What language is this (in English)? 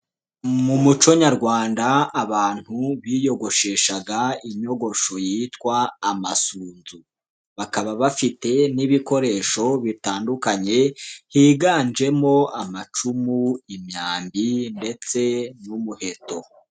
Kinyarwanda